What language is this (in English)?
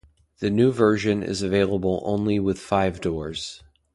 English